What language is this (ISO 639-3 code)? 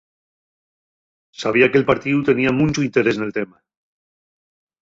ast